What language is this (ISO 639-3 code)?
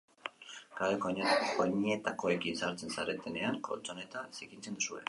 eus